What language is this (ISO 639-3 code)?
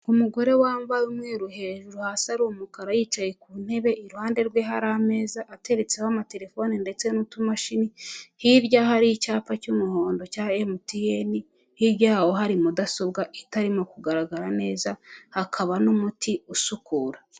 kin